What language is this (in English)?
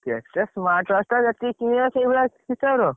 Odia